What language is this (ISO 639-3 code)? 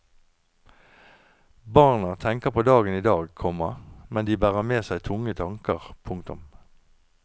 nor